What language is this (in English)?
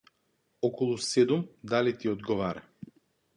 Macedonian